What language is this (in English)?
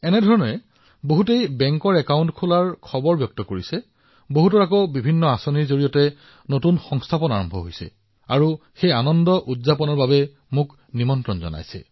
Assamese